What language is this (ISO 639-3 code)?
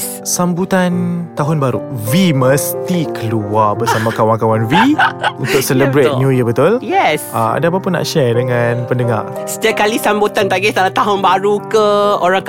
msa